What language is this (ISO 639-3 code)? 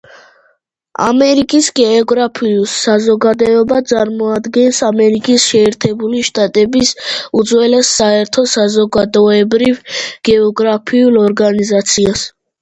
kat